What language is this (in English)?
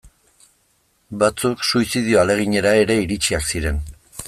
Basque